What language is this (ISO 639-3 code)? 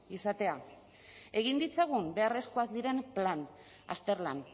eus